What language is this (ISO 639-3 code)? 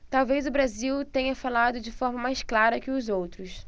por